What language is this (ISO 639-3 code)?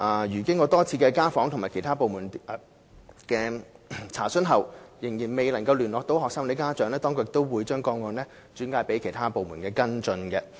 yue